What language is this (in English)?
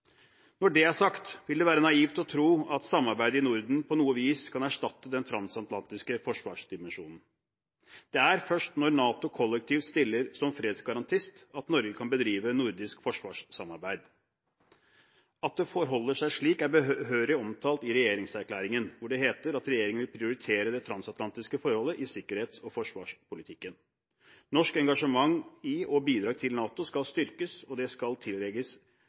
Norwegian Bokmål